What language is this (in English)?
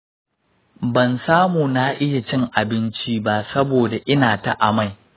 Hausa